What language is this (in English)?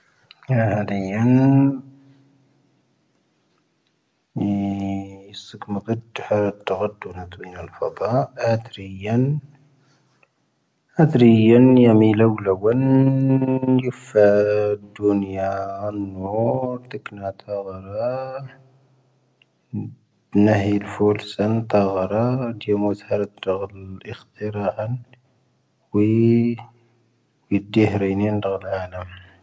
Tahaggart Tamahaq